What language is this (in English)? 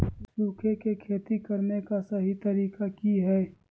Magahi